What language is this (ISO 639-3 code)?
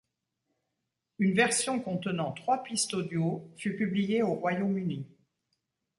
fra